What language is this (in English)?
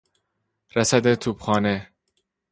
Persian